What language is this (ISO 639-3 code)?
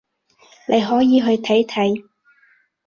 yue